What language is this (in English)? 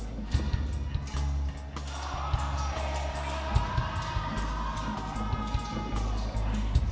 Indonesian